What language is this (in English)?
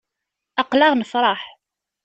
Kabyle